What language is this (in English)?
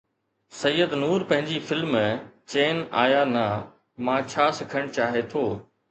Sindhi